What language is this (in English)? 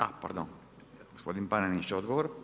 Croatian